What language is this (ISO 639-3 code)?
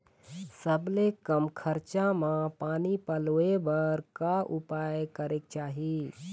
hne